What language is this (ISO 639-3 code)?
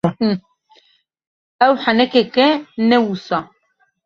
kur